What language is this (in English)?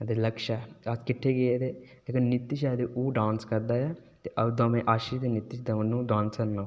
Dogri